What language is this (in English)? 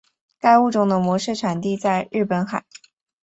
Chinese